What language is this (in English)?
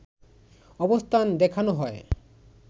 Bangla